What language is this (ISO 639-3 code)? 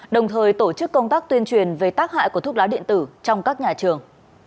vie